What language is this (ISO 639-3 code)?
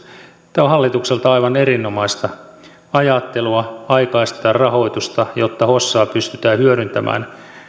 fin